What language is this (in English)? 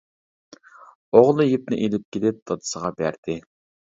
Uyghur